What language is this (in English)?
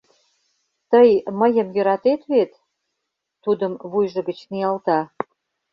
Mari